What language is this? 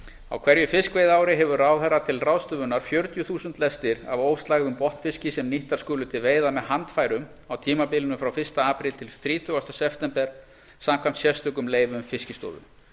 Icelandic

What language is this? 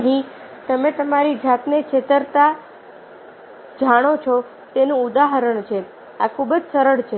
Gujarati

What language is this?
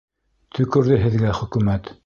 Bashkir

